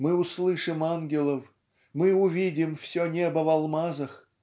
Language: Russian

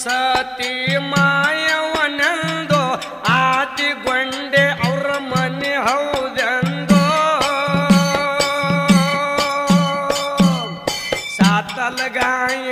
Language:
Arabic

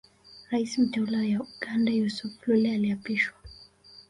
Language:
Swahili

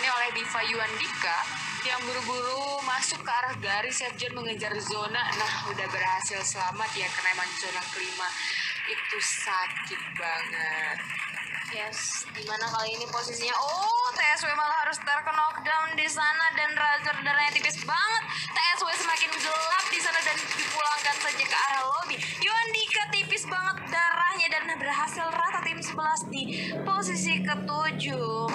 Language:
Indonesian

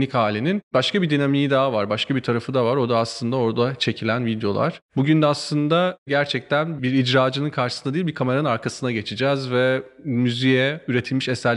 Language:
Turkish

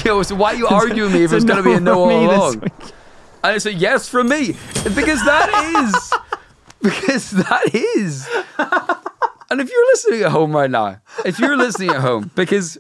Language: English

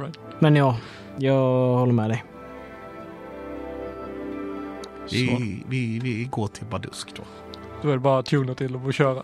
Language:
Swedish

